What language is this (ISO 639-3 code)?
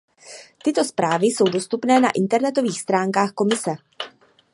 ces